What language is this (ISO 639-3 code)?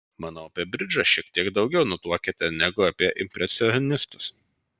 lit